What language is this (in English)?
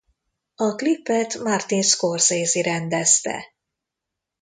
Hungarian